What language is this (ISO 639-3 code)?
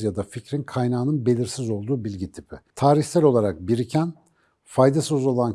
tur